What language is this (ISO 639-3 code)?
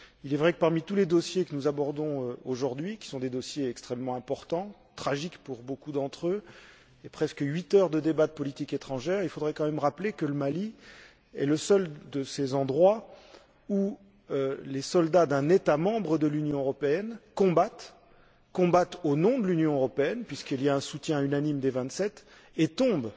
fra